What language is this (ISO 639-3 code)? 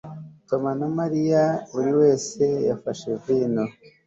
kin